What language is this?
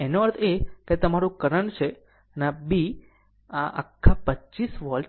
Gujarati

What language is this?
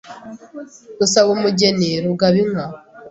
Kinyarwanda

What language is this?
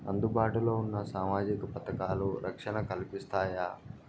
Telugu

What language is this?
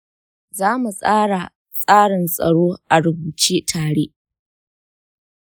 Hausa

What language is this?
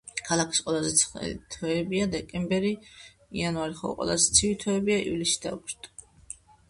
Georgian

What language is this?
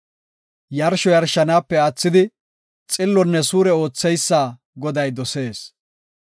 Gofa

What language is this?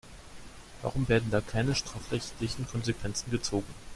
German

